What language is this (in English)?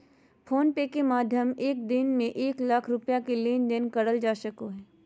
Magahi